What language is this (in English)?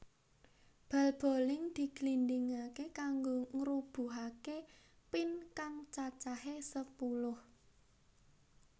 Javanese